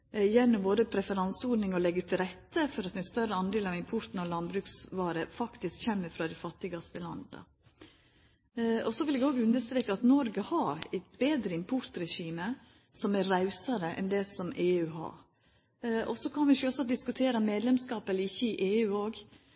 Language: Norwegian Nynorsk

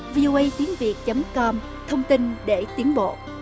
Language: Vietnamese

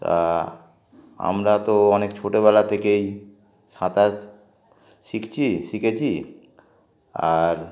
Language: Bangla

